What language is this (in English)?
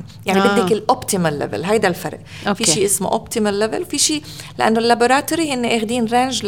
Arabic